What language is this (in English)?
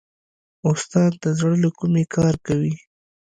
Pashto